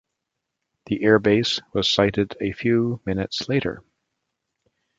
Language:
English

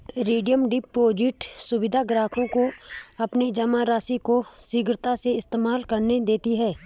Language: Hindi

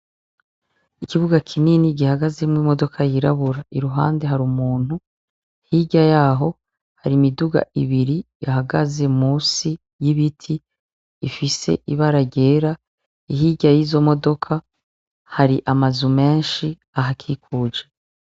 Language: Rundi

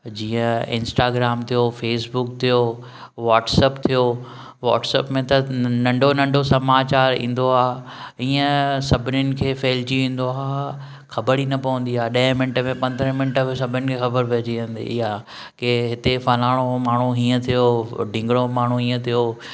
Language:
Sindhi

